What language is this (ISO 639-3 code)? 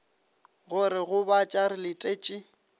nso